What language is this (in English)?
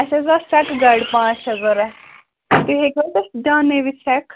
Kashmiri